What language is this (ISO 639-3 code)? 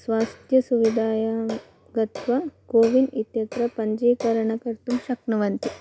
san